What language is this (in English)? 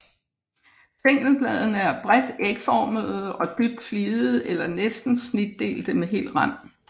Danish